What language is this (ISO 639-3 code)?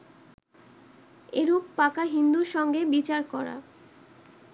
ben